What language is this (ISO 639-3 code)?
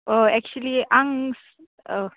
brx